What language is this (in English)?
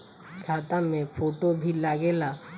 Bhojpuri